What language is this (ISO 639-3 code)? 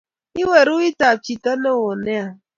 kln